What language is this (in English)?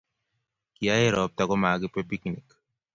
Kalenjin